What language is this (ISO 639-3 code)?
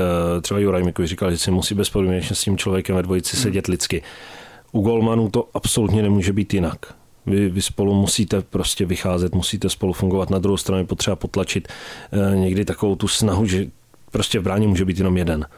ces